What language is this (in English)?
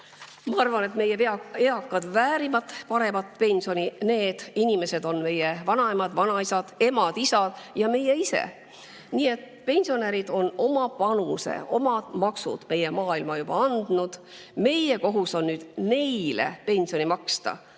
Estonian